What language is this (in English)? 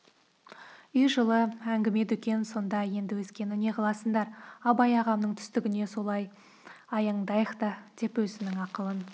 Kazakh